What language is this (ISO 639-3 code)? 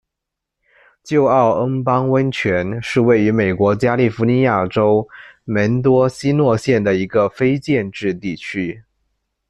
zho